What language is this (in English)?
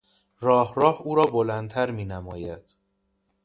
Persian